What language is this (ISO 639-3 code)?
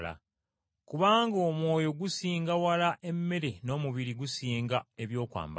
lug